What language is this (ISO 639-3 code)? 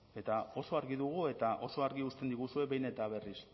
eus